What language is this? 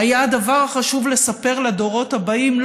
Hebrew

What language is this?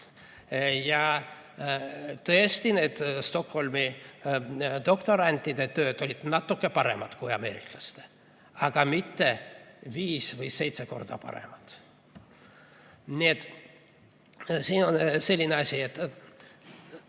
Estonian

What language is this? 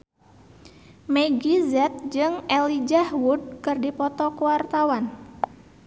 Sundanese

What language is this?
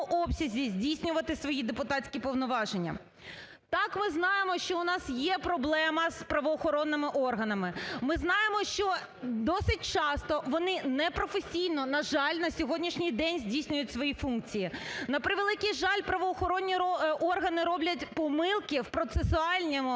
Ukrainian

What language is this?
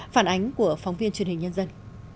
Vietnamese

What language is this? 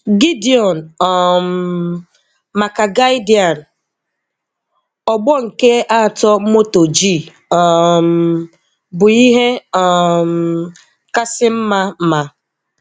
Igbo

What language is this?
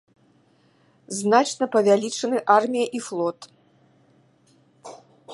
Belarusian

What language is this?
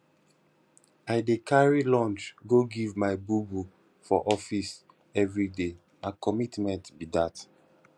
Nigerian Pidgin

